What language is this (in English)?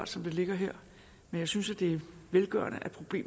Danish